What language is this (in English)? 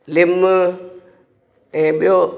Sindhi